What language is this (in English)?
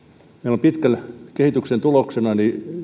Finnish